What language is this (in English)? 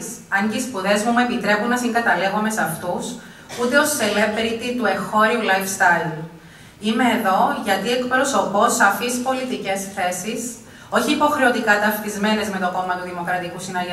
Greek